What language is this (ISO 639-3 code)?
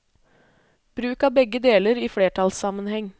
nor